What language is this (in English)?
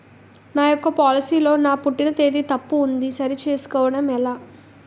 Telugu